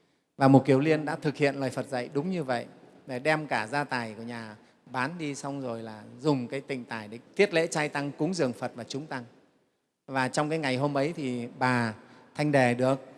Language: Vietnamese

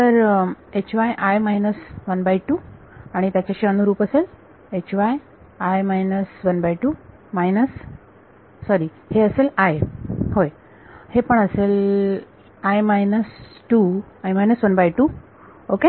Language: Marathi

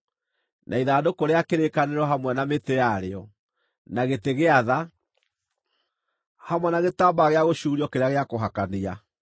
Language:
Kikuyu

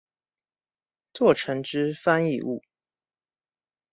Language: Chinese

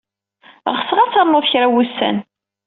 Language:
Kabyle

